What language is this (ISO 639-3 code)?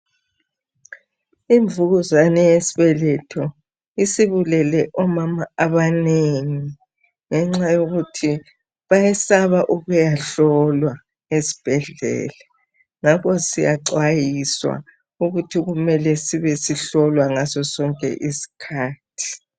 nde